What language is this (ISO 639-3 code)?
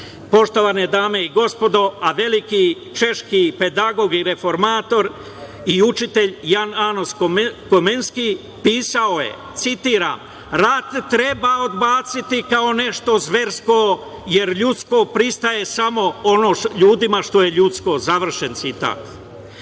srp